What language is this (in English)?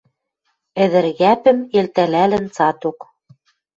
Western Mari